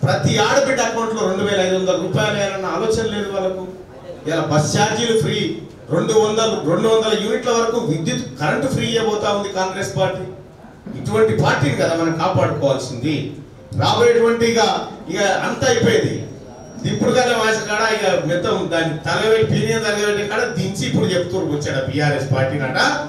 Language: Telugu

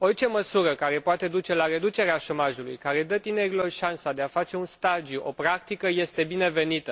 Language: Romanian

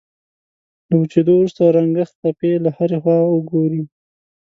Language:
Pashto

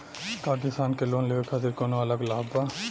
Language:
Bhojpuri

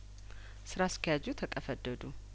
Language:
Amharic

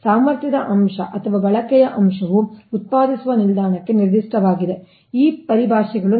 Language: Kannada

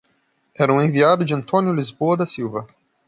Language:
Portuguese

